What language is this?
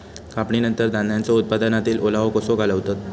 Marathi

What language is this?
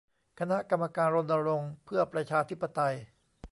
Thai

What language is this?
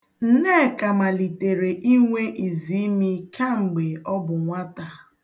Igbo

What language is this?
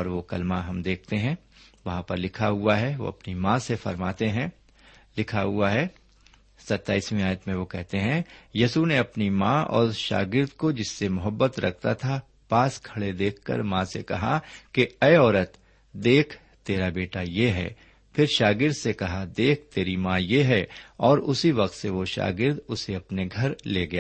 Urdu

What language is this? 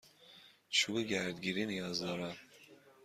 Persian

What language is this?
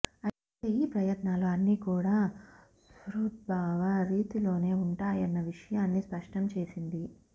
Telugu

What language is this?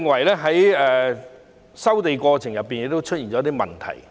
Cantonese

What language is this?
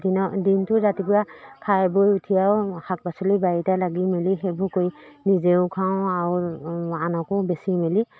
Assamese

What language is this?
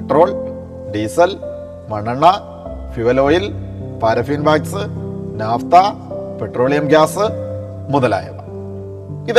Malayalam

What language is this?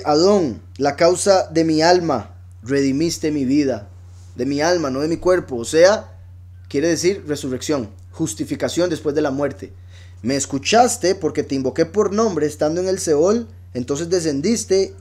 Spanish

